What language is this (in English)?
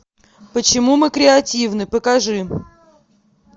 Russian